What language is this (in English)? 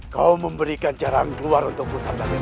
Indonesian